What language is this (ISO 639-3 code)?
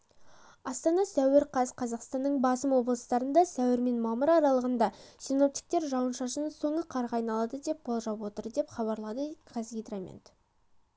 kaz